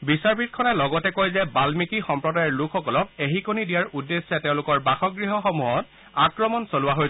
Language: Assamese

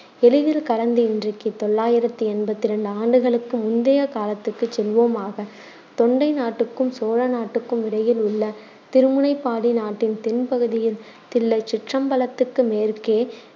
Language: Tamil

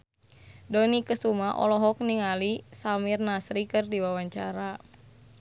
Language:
Sundanese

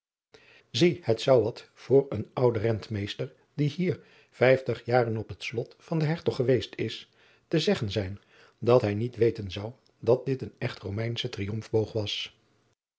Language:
Dutch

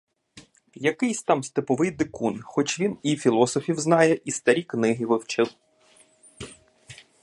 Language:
Ukrainian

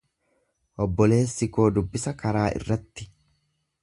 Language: Oromo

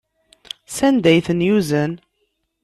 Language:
Kabyle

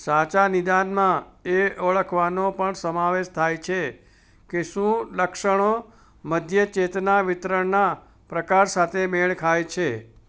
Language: Gujarati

